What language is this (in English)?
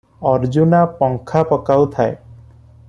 Odia